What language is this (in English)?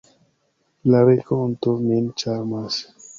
Esperanto